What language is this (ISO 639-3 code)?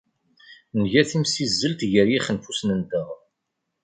kab